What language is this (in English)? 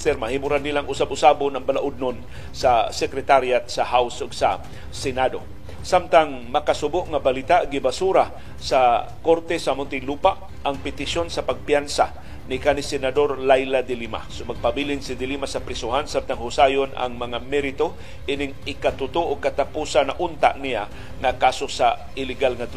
Filipino